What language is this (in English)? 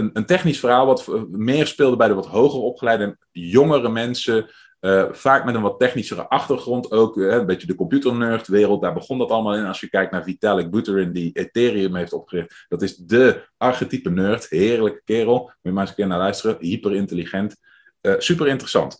Dutch